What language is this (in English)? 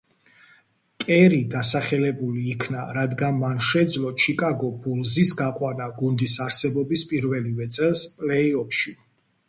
Georgian